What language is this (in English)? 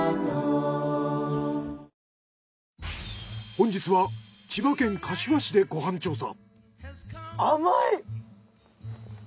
Japanese